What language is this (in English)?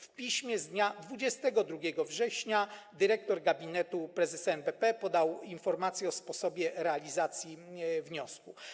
Polish